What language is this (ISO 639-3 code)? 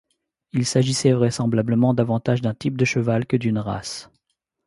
fra